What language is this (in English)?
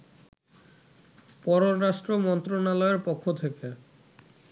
Bangla